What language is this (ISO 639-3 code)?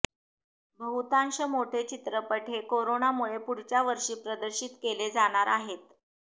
mar